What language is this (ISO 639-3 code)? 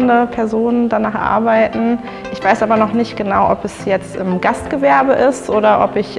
deu